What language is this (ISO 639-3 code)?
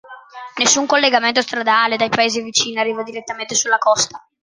ita